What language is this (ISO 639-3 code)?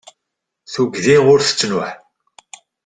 kab